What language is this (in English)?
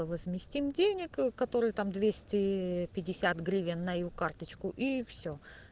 Russian